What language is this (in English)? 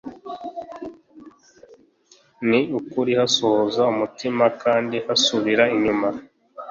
Kinyarwanda